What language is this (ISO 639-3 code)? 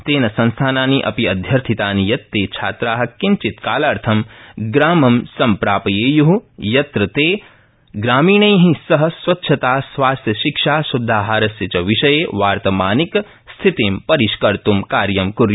san